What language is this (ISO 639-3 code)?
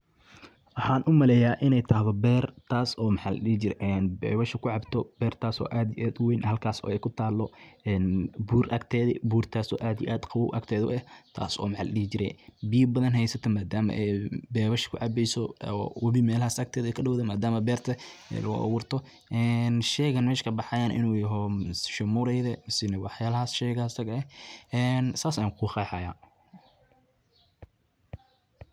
som